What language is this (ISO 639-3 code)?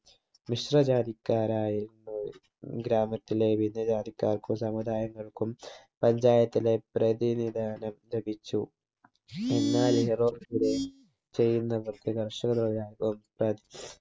mal